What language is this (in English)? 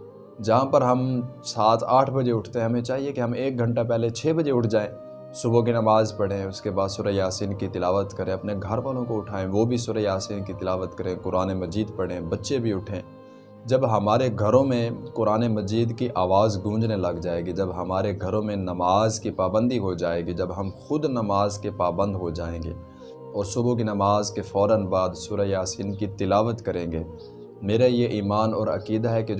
Urdu